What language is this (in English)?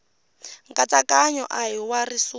Tsonga